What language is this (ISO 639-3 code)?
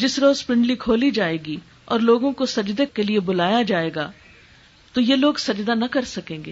urd